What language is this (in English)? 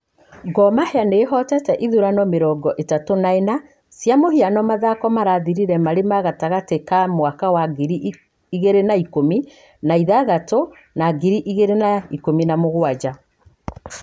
Kikuyu